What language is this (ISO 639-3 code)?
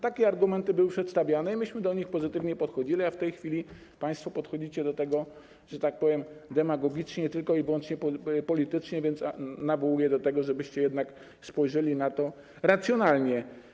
pol